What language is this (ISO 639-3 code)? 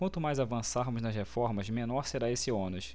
por